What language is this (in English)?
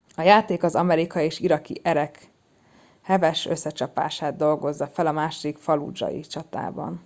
Hungarian